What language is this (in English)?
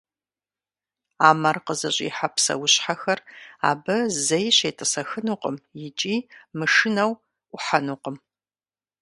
Kabardian